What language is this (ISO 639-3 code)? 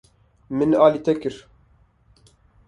kur